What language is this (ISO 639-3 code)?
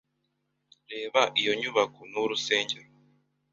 kin